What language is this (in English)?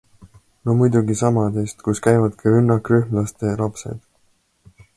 Estonian